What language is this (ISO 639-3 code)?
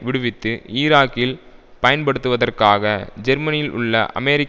tam